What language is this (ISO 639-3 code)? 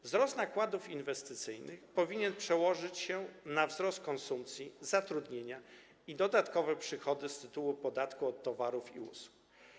pol